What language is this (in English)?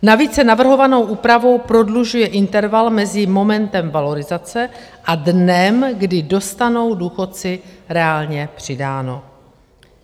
Czech